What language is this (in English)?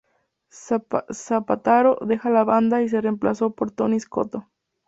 Spanish